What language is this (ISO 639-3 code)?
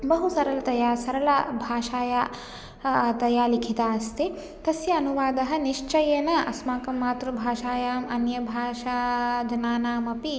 san